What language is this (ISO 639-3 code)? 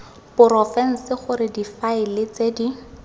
tsn